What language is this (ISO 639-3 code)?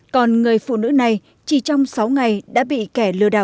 vie